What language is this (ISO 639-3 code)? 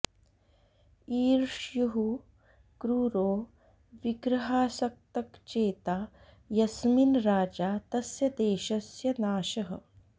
san